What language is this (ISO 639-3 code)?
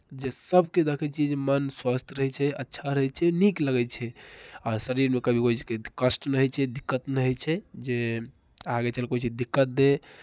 mai